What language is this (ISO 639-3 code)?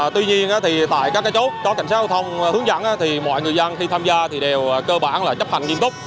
vie